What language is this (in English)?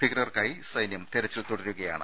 Malayalam